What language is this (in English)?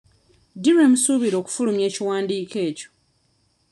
Ganda